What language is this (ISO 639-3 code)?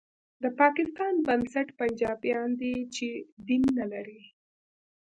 pus